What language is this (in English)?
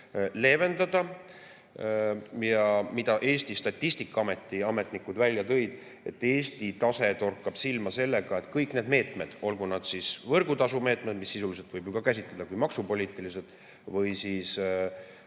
Estonian